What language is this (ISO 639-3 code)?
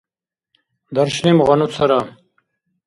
dar